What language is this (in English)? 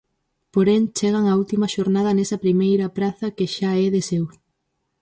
Galician